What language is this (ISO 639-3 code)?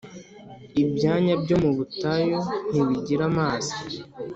kin